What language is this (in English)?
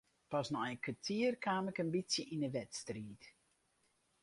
Western Frisian